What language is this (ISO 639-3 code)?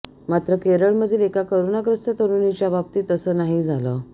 mar